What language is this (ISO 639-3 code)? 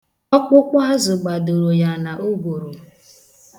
ibo